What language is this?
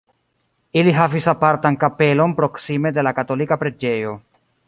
Esperanto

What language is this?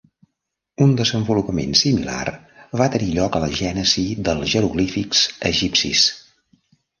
Catalan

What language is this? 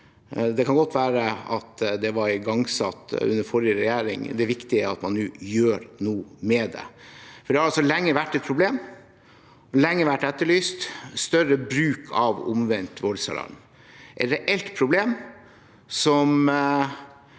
Norwegian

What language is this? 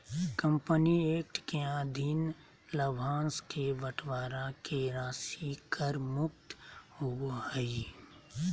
Magahi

